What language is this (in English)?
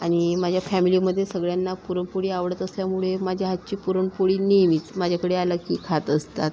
Marathi